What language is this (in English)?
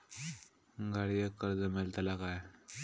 Marathi